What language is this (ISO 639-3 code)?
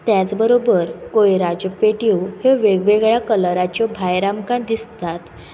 kok